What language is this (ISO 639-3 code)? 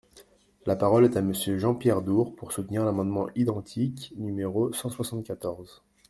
fra